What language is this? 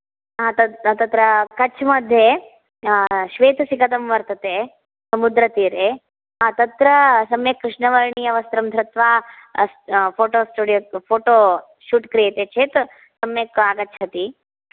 Sanskrit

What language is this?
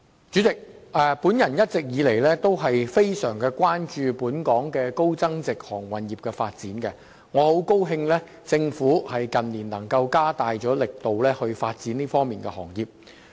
Cantonese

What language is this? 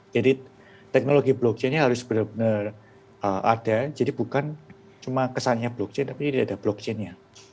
Indonesian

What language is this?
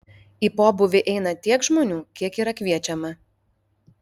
Lithuanian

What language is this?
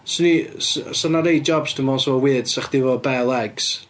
Welsh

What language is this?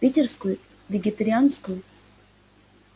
Russian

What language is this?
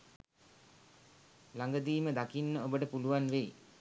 Sinhala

